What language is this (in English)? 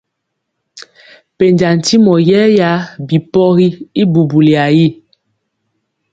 Mpiemo